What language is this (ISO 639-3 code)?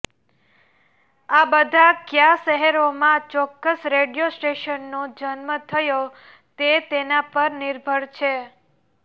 guj